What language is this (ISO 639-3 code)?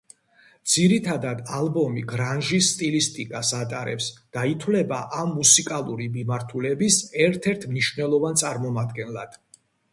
kat